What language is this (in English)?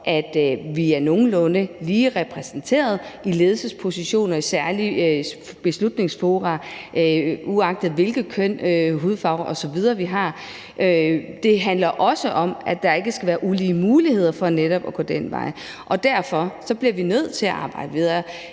Danish